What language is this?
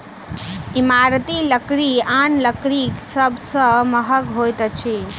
Maithili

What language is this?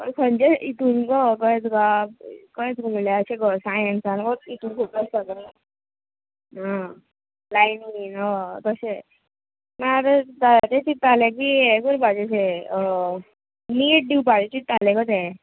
Konkani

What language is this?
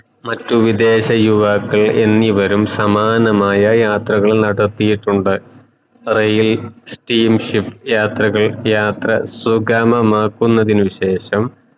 Malayalam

